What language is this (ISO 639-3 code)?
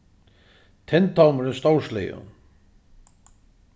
fao